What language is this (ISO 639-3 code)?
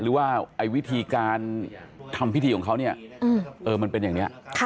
tha